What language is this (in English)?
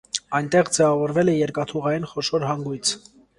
Armenian